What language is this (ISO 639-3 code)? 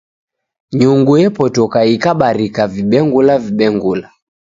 dav